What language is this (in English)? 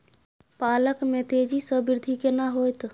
Maithili